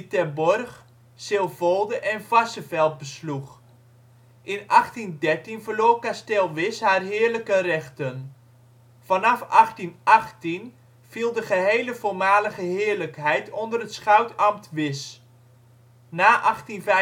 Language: Dutch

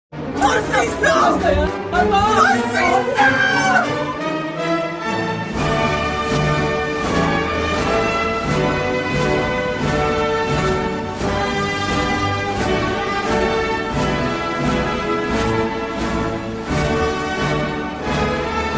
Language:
Korean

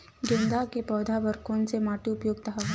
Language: Chhattisgarhi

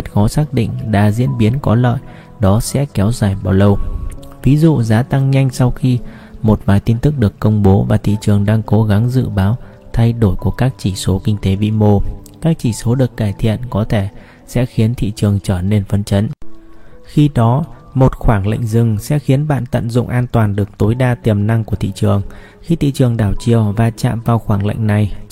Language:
Vietnamese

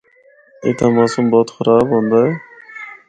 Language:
Northern Hindko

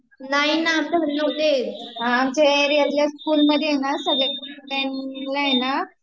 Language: Marathi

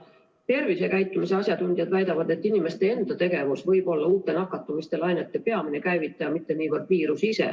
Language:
Estonian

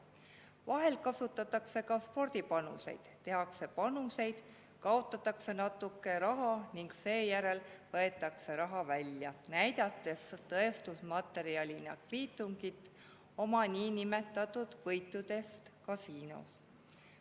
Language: Estonian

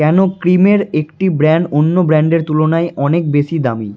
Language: Bangla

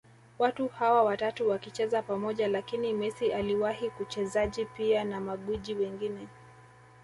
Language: Swahili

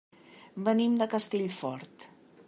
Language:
Catalan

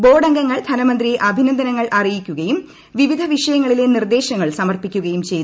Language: Malayalam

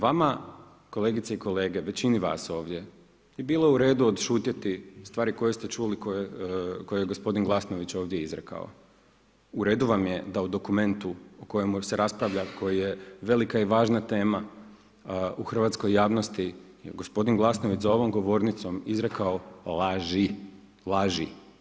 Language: Croatian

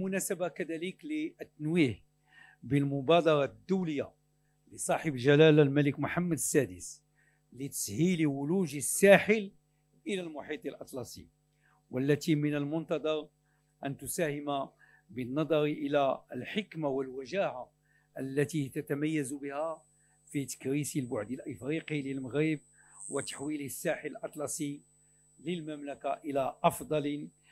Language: Arabic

